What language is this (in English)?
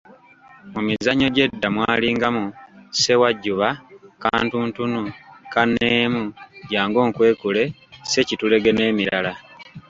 Ganda